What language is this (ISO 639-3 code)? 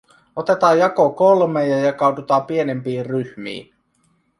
fin